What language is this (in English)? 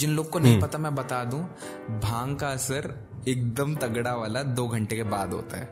Hindi